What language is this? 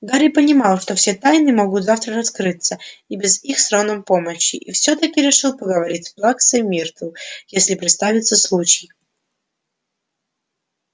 Russian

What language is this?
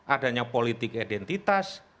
Indonesian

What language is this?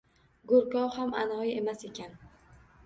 Uzbek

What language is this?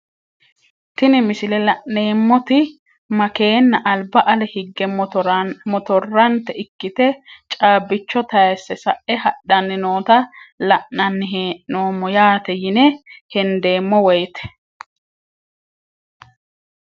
Sidamo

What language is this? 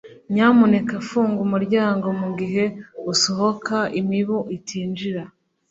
Kinyarwanda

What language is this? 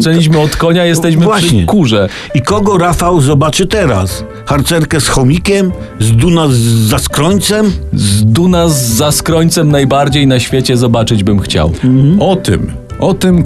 Polish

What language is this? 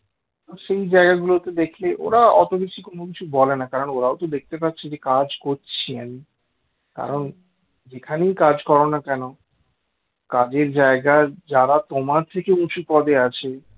Bangla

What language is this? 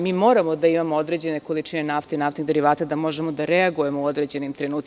Serbian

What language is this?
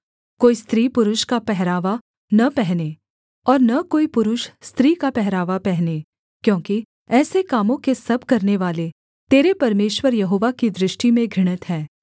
Hindi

